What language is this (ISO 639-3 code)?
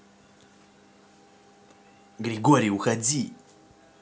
rus